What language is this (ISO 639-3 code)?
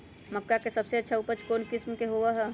mag